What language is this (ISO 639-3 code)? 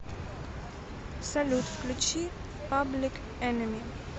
rus